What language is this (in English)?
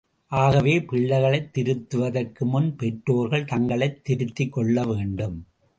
Tamil